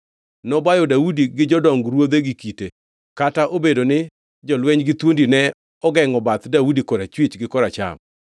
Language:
Luo (Kenya and Tanzania)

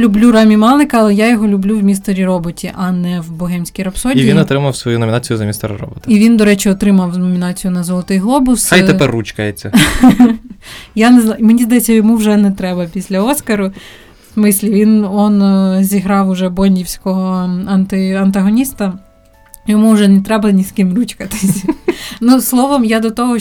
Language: Ukrainian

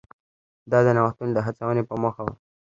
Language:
Pashto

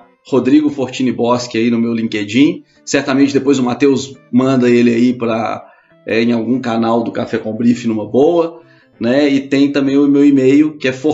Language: Portuguese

